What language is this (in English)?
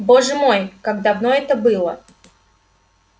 Russian